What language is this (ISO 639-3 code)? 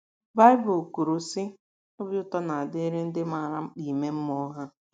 ibo